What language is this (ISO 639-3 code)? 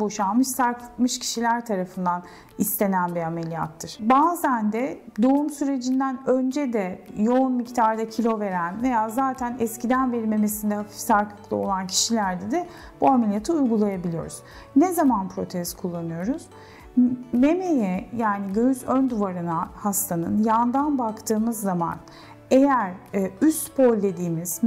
tur